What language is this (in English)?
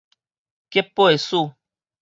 Min Nan Chinese